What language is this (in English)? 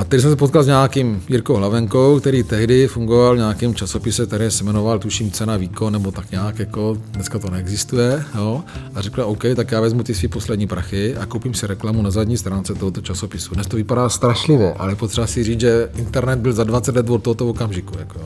Czech